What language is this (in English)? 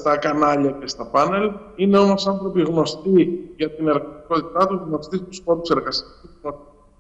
Greek